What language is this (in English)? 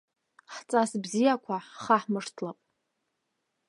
Abkhazian